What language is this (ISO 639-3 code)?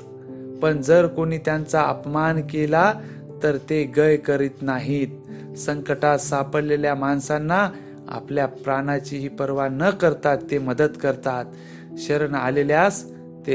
mar